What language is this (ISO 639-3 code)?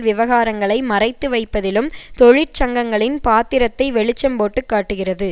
tam